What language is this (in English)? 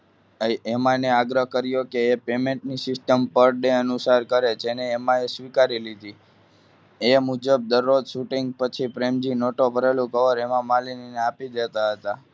Gujarati